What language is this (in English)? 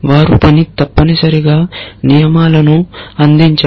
Telugu